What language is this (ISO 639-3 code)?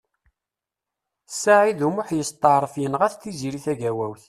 kab